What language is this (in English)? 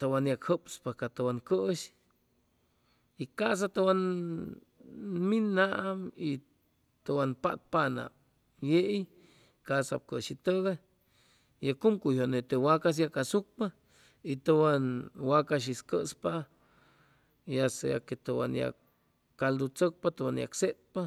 Chimalapa Zoque